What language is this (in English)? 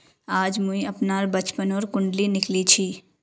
Magahi